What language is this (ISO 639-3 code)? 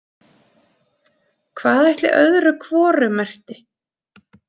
isl